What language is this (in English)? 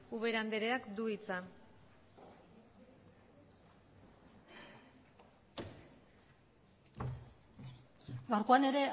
Basque